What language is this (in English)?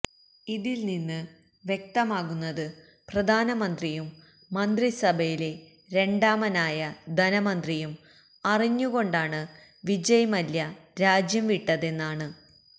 Malayalam